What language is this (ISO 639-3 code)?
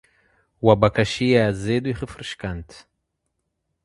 por